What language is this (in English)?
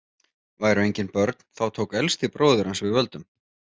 Icelandic